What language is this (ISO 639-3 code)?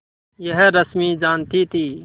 hin